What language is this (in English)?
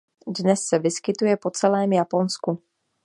Czech